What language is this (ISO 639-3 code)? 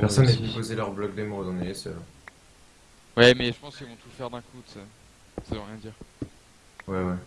fra